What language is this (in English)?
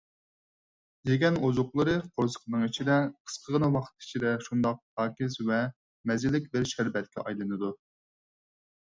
Uyghur